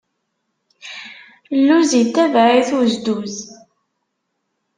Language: Kabyle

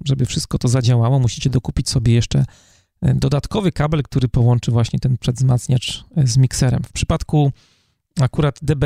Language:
Polish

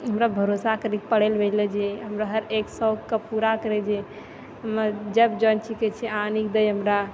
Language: Maithili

